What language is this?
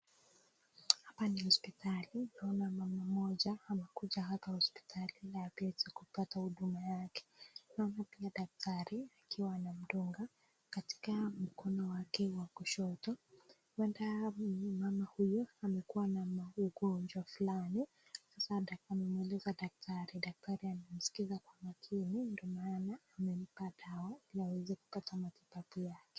Swahili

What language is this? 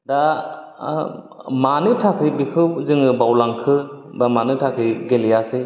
Bodo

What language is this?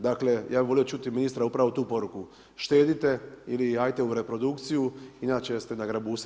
Croatian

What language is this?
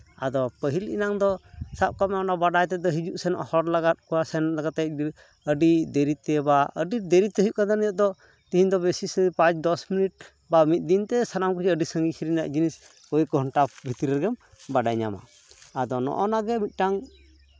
Santali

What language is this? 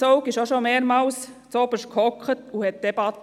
Swiss German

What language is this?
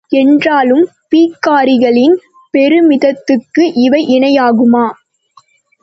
Tamil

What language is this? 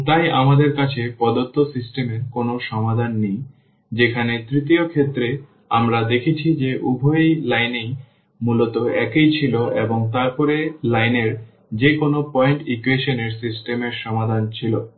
Bangla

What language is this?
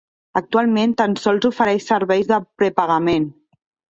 Catalan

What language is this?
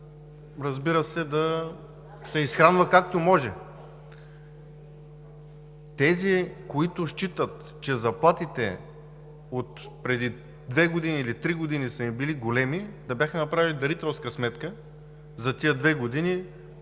Bulgarian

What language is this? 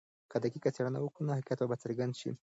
Pashto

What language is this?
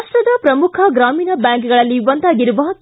Kannada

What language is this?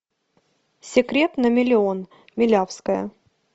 Russian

